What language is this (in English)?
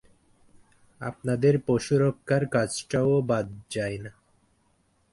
Bangla